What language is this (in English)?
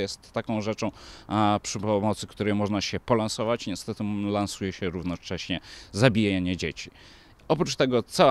Polish